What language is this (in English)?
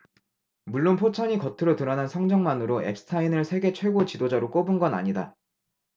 Korean